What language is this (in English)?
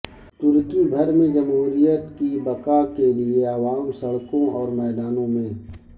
Urdu